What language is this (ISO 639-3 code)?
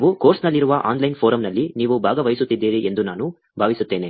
kan